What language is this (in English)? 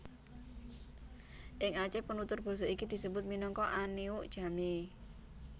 Javanese